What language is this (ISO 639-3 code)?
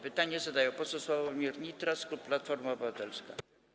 pol